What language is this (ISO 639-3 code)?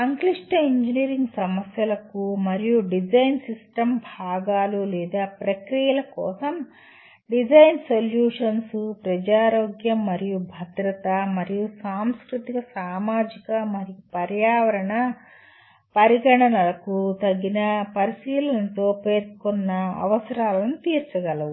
tel